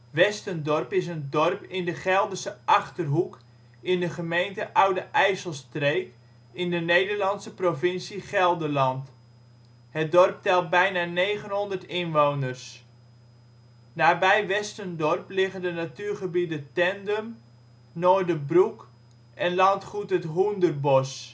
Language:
Dutch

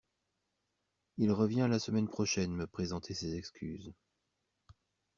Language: French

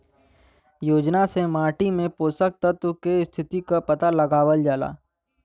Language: Bhojpuri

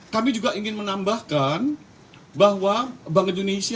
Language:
Indonesian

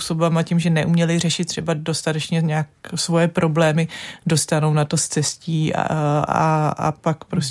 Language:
Czech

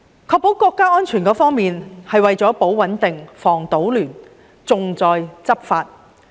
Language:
Cantonese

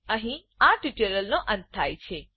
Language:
Gujarati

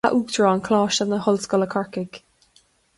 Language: Irish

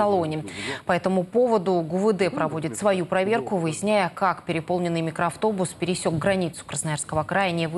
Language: Russian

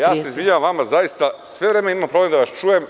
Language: Serbian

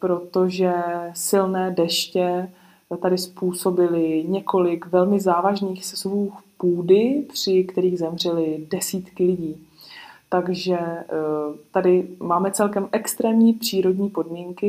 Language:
Czech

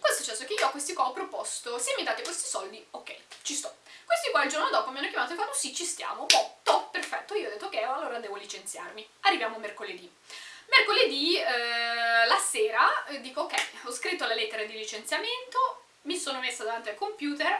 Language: Italian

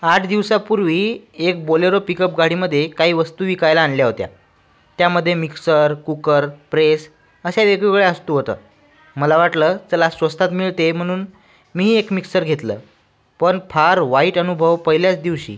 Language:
Marathi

